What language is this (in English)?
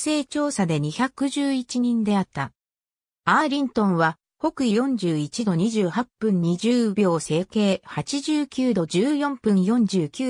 Japanese